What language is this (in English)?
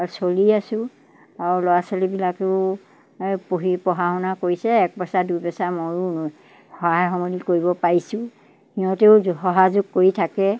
Assamese